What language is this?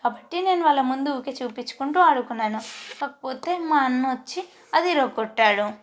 Telugu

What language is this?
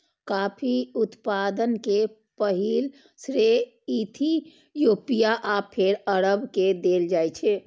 Maithili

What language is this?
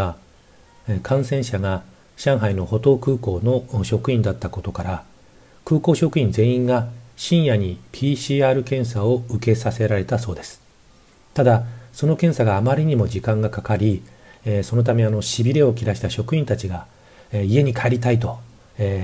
Japanese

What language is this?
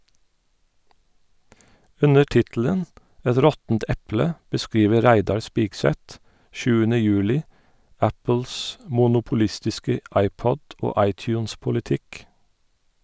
Norwegian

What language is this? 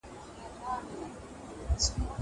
Pashto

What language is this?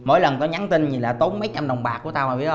Vietnamese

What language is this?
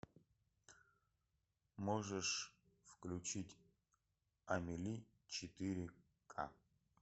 Russian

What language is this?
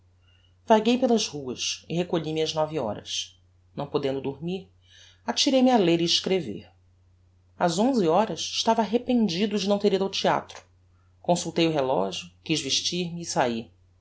Portuguese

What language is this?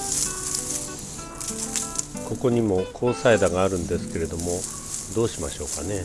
Japanese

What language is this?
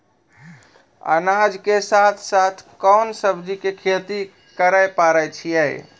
Maithili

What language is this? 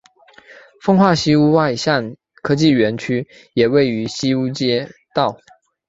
Chinese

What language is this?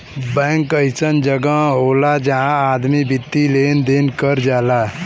Bhojpuri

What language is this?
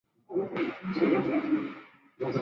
Chinese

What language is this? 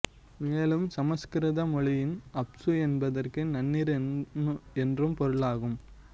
Tamil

